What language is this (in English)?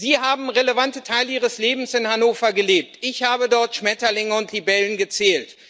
German